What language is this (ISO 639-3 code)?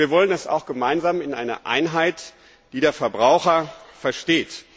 deu